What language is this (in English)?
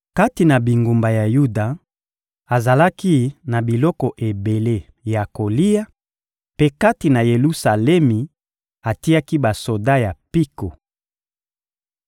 Lingala